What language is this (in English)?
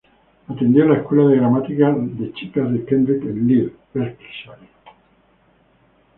Spanish